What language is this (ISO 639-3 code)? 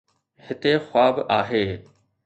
snd